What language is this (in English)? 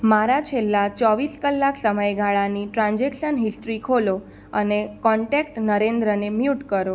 Gujarati